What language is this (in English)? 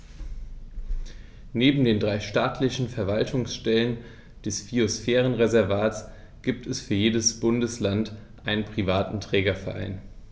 German